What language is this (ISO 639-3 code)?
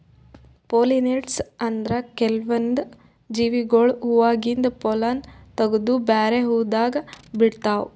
kan